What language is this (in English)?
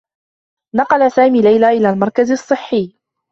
Arabic